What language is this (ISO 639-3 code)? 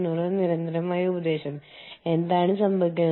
mal